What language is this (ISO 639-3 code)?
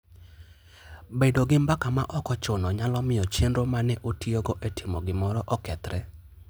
luo